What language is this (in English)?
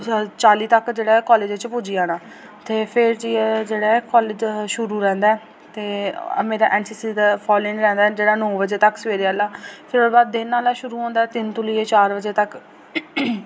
Dogri